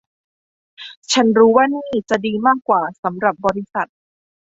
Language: Thai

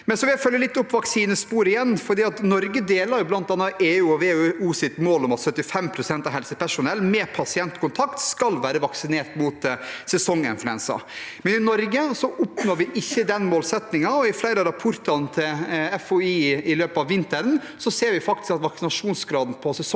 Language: Norwegian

